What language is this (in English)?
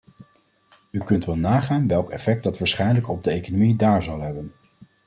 Dutch